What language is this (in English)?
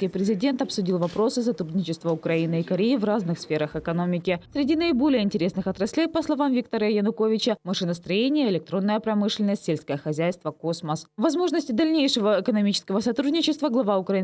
Russian